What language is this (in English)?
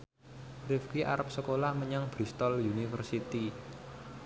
Javanese